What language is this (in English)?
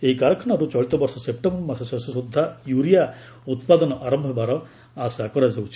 Odia